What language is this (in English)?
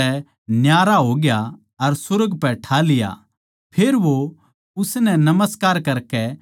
Haryanvi